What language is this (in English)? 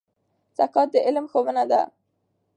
Pashto